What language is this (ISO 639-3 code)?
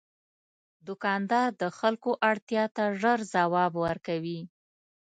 pus